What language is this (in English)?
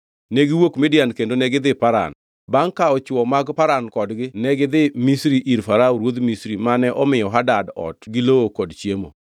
Luo (Kenya and Tanzania)